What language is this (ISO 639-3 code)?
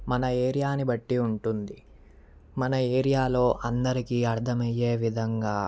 tel